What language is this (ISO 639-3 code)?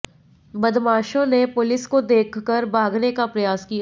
hin